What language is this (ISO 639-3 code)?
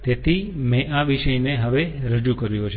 guj